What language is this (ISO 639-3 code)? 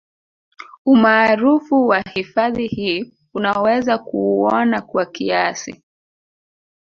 swa